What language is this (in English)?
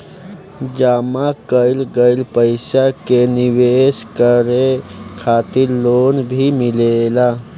Bhojpuri